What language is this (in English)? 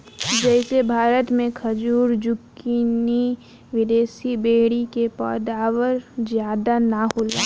Bhojpuri